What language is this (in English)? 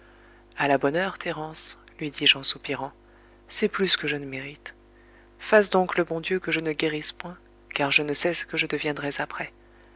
French